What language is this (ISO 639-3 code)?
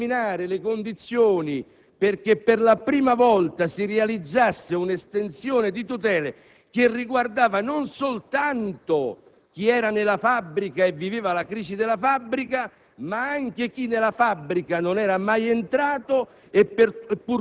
ita